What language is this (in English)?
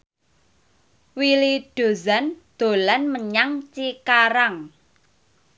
Javanese